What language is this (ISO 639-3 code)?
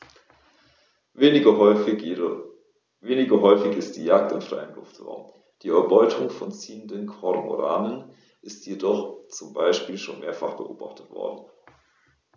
deu